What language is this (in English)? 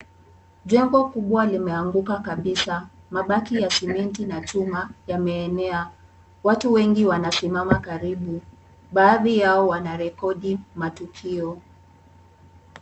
Swahili